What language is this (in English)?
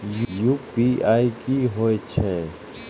Maithili